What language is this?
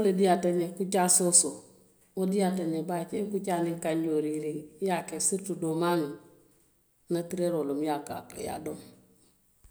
Western Maninkakan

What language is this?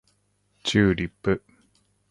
Japanese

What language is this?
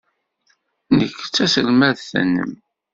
Kabyle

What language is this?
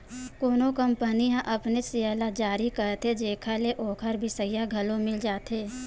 Chhattisgarhi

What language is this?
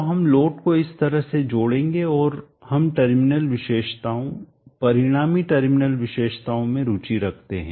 Hindi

